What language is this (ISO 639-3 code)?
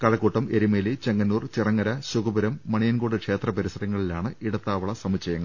mal